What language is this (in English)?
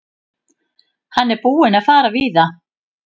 Icelandic